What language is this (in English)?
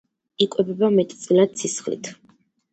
Georgian